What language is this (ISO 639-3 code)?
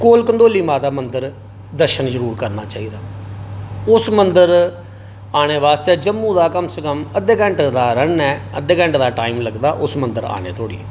doi